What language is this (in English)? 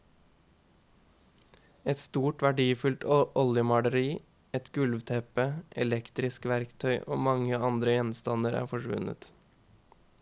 Norwegian